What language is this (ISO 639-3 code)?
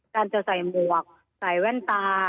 tha